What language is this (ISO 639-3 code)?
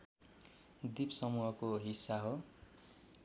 nep